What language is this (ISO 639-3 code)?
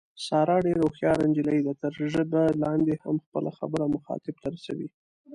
pus